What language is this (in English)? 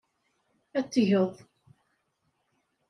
Kabyle